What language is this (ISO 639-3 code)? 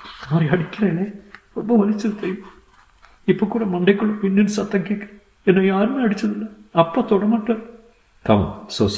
tam